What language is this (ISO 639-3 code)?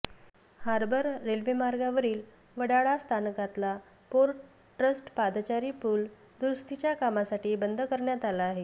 mar